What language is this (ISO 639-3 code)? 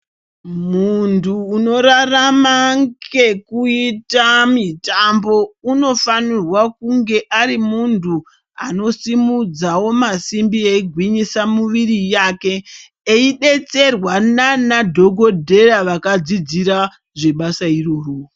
ndc